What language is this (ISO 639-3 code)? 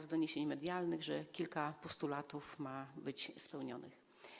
pol